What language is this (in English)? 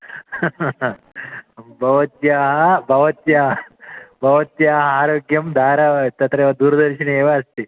Sanskrit